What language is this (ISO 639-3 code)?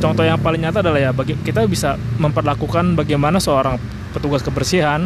ind